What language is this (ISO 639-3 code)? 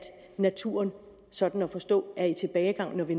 dan